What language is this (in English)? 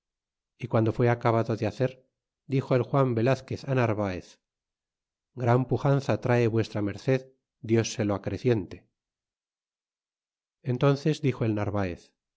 Spanish